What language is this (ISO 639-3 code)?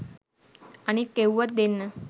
sin